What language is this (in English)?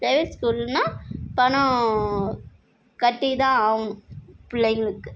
Tamil